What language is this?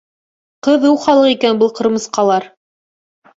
Bashkir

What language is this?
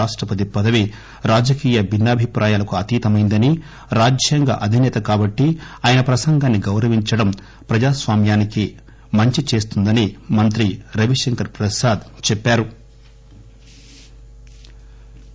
Telugu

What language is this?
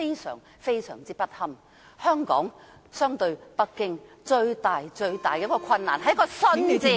Cantonese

